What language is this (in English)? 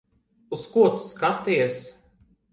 Latvian